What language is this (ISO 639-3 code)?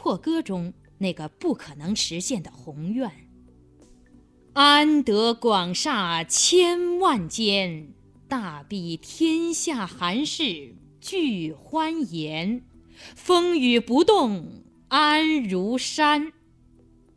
zho